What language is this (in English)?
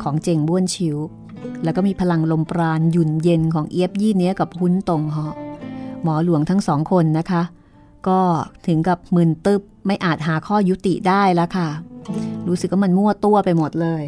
Thai